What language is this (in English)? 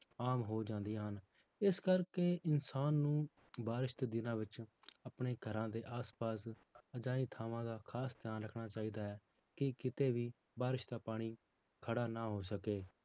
Punjabi